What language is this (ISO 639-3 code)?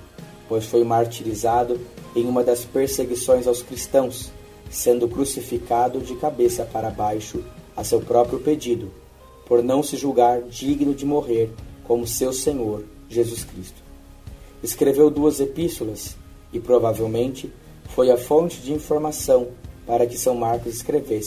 por